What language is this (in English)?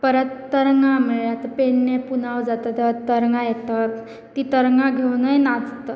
Konkani